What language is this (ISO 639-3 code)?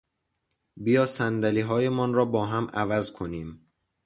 fas